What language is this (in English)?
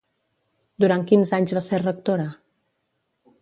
Catalan